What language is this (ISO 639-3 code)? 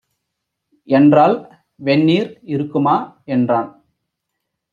tam